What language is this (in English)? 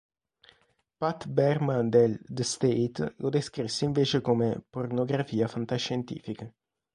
Italian